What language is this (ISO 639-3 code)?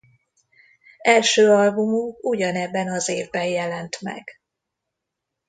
hun